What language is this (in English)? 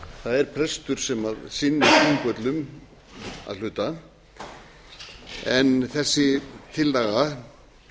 Icelandic